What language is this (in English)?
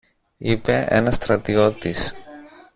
Greek